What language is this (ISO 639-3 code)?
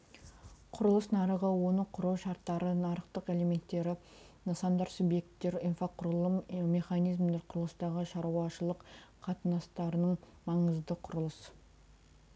kaz